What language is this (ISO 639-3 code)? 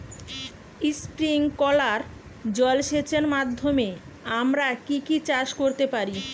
ben